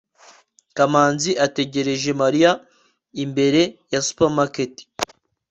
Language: Kinyarwanda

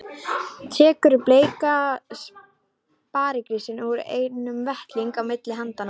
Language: Icelandic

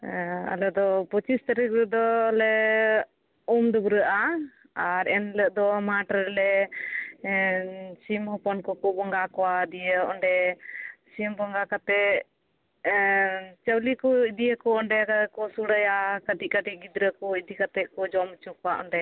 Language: Santali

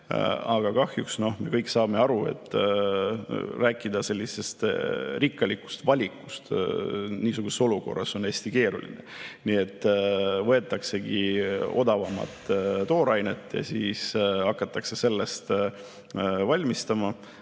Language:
Estonian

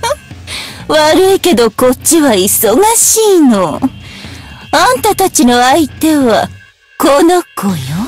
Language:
Japanese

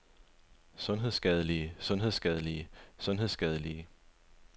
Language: Danish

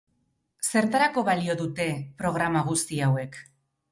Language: Basque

